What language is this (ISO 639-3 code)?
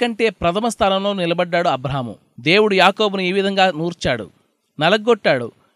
tel